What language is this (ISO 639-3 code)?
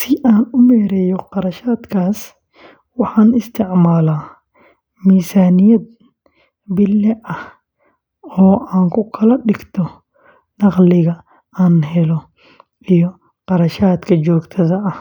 som